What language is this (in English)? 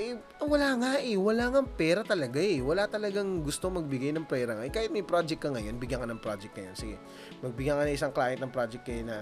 Filipino